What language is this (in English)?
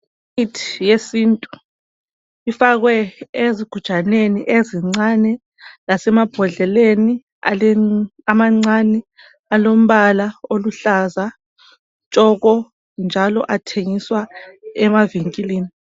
North Ndebele